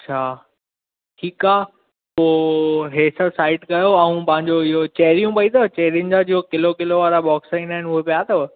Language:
Sindhi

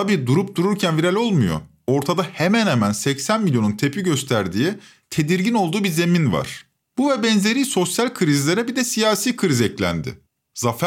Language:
Turkish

